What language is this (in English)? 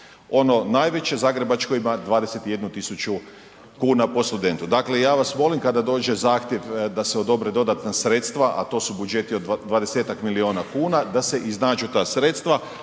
Croatian